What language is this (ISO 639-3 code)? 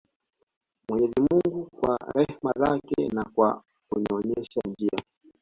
swa